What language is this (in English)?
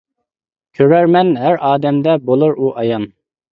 Uyghur